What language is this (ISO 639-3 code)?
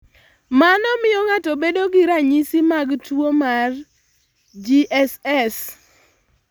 luo